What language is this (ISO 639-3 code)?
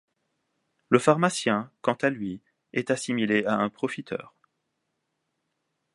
fra